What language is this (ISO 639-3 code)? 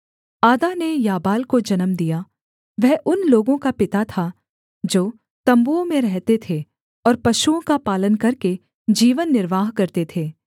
hin